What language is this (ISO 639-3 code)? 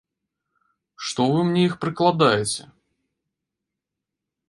bel